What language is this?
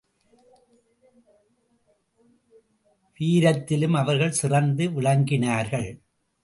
Tamil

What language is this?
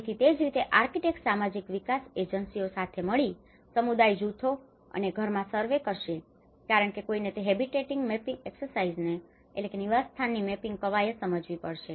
Gujarati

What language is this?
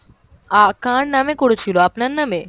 Bangla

